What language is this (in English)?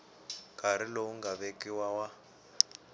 Tsonga